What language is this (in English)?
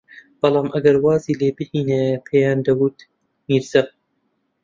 Central Kurdish